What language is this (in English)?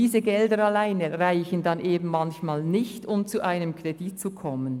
Swiss German